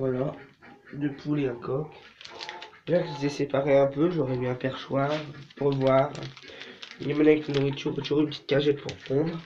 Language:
French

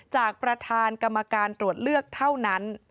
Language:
Thai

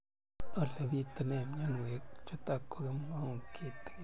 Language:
Kalenjin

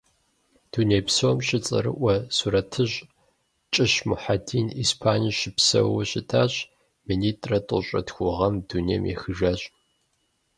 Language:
Kabardian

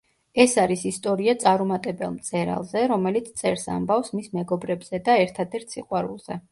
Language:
Georgian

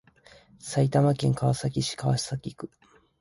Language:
Japanese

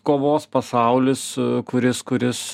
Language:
Lithuanian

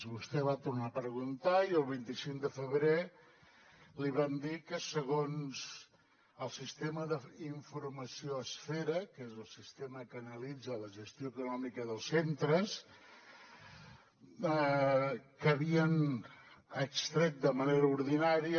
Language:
Catalan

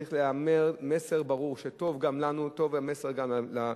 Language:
Hebrew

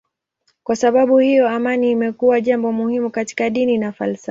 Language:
Swahili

